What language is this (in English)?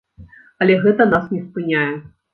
Belarusian